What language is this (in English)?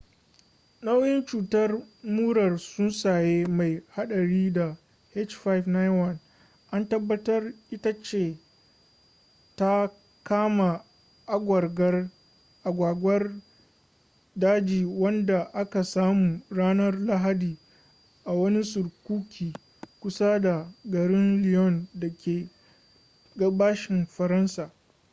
Hausa